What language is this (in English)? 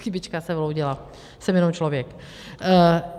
Czech